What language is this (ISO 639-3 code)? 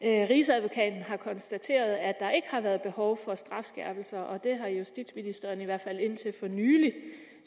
dan